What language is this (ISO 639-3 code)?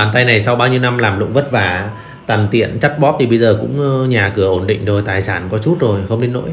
vie